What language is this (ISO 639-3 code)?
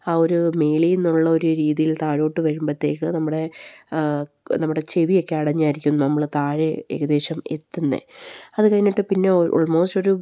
mal